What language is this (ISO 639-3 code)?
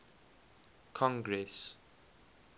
eng